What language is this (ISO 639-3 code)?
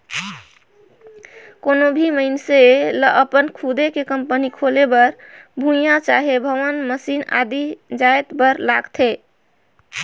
hne